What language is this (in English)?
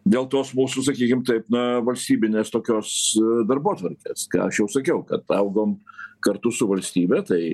Lithuanian